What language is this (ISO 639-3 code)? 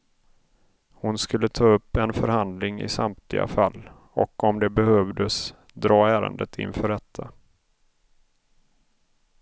swe